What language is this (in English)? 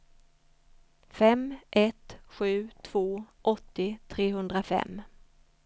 Swedish